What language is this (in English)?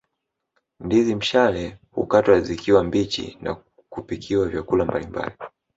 Swahili